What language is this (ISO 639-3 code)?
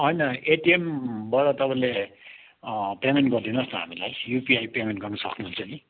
nep